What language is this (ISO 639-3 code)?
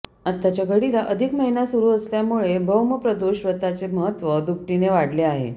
mar